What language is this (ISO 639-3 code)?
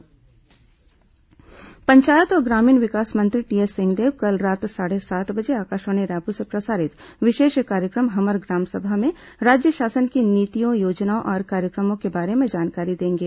hin